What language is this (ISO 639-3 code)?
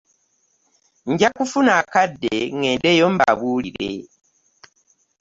lug